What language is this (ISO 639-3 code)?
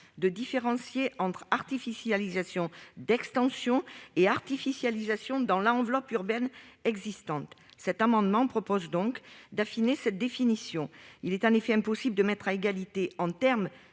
fra